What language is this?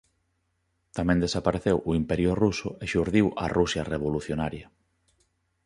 Galician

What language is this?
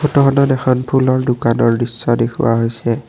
Assamese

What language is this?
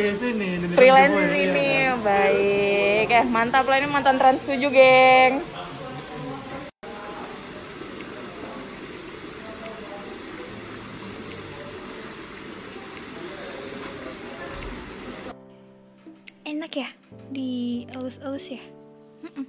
Indonesian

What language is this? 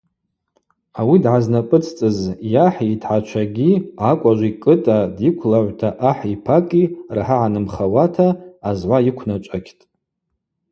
Abaza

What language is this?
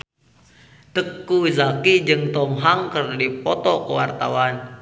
Sundanese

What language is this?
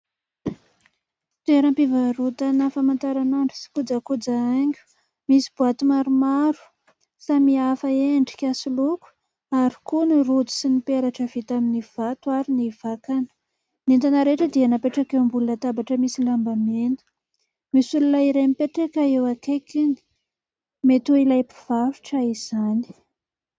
Malagasy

